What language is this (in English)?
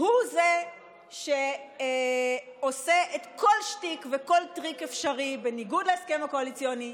Hebrew